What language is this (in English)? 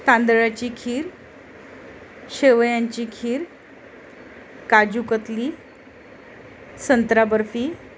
Marathi